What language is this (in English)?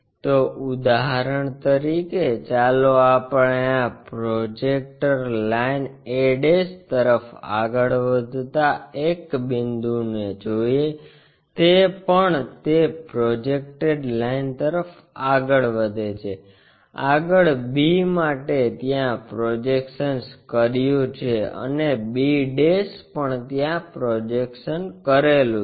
Gujarati